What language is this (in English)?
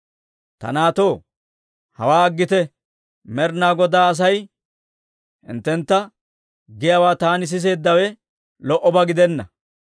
Dawro